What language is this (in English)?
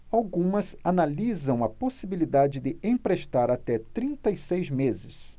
Portuguese